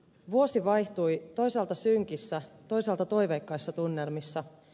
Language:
Finnish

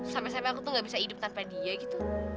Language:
Indonesian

